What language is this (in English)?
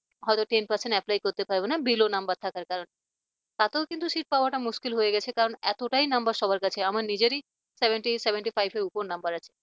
Bangla